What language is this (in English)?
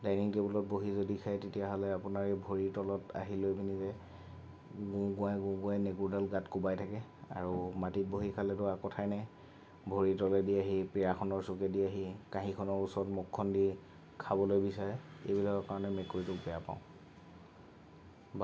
Assamese